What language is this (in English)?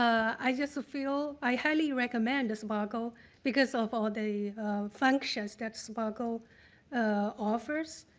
English